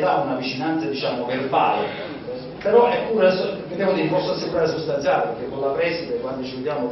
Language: Italian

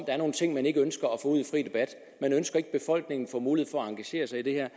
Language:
Danish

